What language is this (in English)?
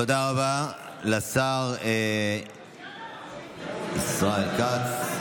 Hebrew